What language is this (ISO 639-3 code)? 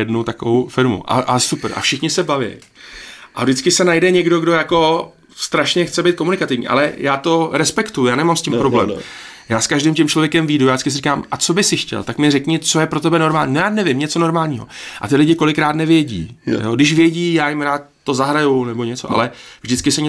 ces